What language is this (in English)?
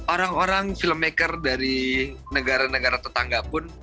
Indonesian